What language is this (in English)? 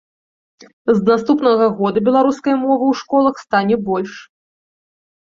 Belarusian